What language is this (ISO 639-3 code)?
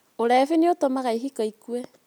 kik